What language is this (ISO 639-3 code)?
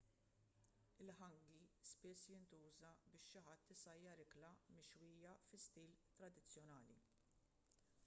mlt